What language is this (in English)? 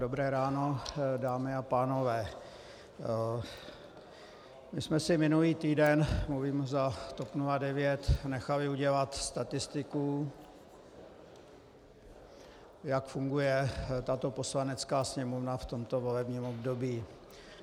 Czech